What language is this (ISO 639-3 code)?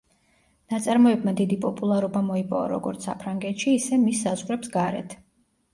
kat